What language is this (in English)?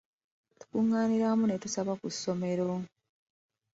Ganda